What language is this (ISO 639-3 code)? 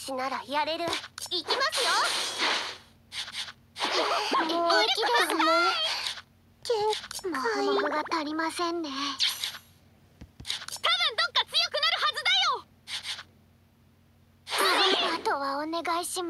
jpn